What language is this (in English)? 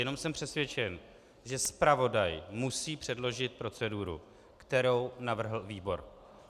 Czech